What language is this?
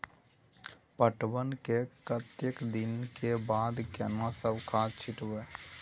Maithili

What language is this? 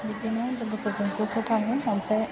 Bodo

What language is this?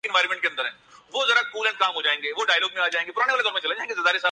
Urdu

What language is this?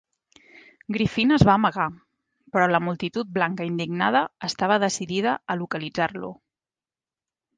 Catalan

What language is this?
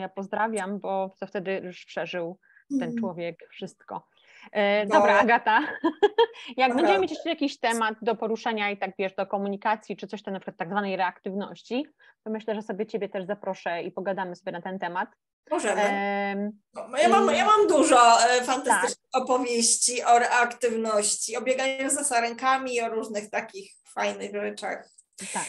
Polish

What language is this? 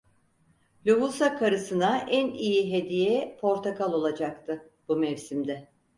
Turkish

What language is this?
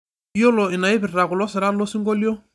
Masai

